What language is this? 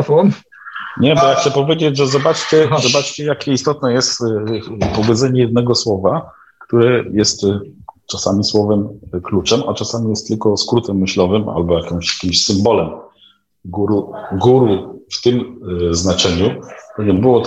Polish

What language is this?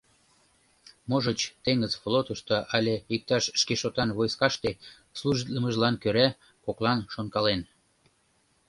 Mari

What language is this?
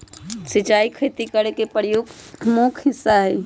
Magahi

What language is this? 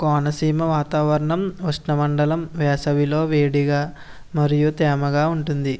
Telugu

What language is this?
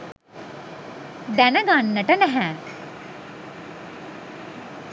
Sinhala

